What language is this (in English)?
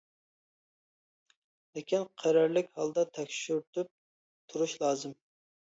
Uyghur